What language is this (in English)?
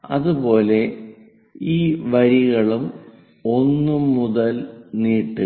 Malayalam